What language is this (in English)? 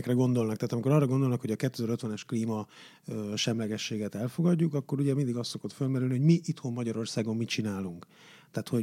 Hungarian